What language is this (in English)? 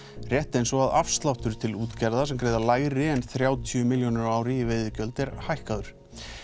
Icelandic